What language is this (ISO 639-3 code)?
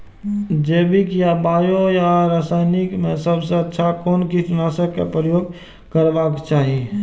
mai